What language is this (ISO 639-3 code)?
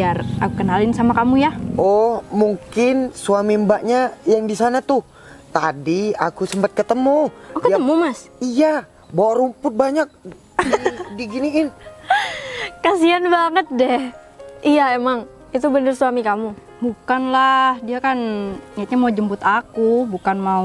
ind